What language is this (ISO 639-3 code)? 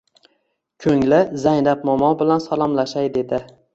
uzb